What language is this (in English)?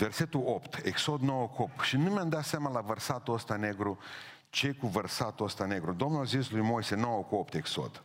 Romanian